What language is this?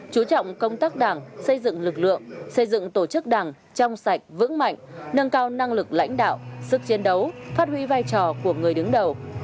Vietnamese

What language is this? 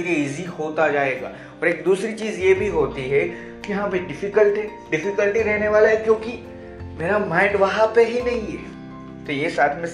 Hindi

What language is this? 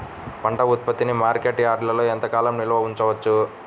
Telugu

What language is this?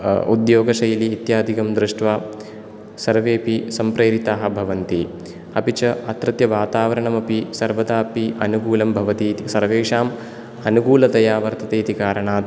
Sanskrit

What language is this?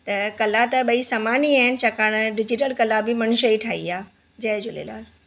Sindhi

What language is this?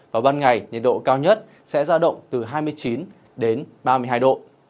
Vietnamese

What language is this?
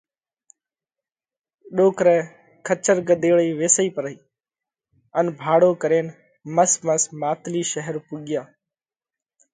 Parkari Koli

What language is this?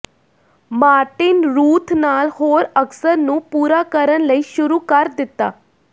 Punjabi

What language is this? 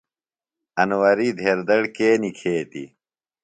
Phalura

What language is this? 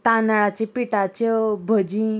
Konkani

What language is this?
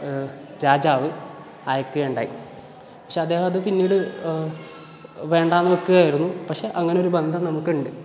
Malayalam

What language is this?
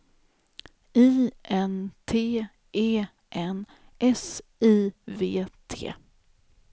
Swedish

